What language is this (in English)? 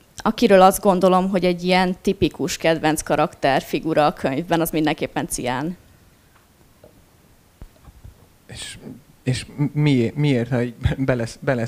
Hungarian